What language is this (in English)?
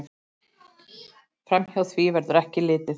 Icelandic